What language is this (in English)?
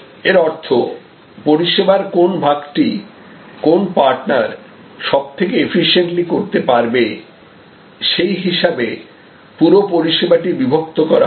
Bangla